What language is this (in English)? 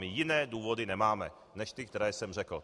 Czech